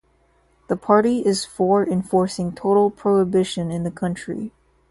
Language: English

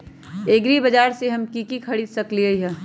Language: Magahi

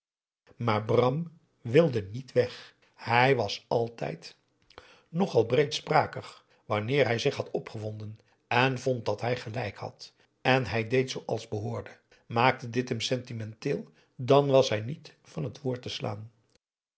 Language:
Dutch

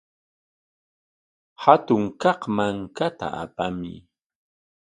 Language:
Corongo Ancash Quechua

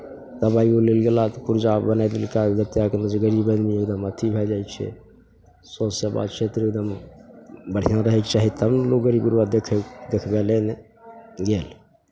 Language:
Maithili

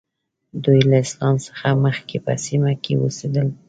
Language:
Pashto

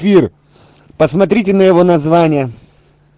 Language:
Russian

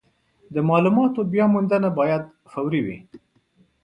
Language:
Pashto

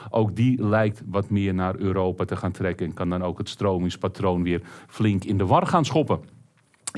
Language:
Dutch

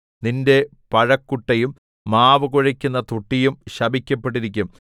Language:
Malayalam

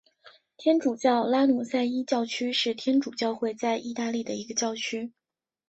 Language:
Chinese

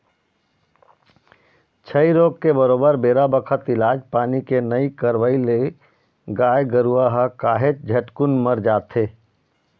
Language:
Chhattisgarhi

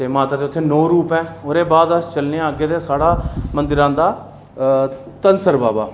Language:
Dogri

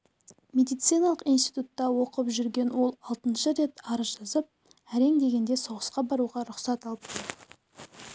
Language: Kazakh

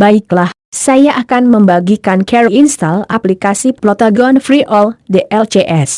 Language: Indonesian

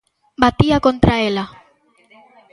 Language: Galician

